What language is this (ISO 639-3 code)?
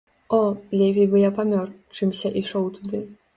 bel